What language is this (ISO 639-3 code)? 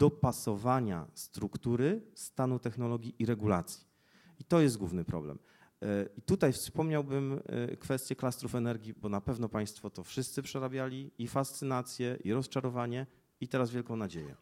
pol